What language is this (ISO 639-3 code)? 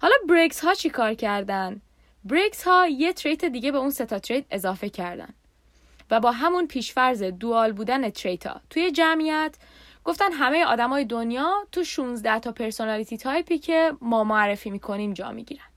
fas